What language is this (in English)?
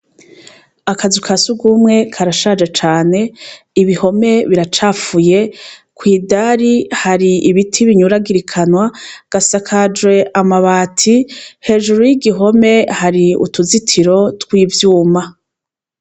Rundi